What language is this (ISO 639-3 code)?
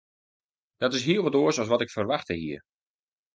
fry